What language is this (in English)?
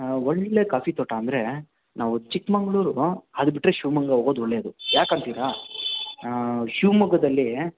Kannada